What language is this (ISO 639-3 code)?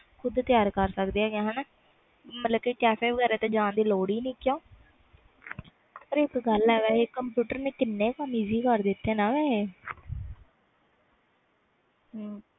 pan